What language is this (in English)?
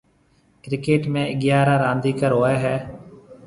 Marwari (Pakistan)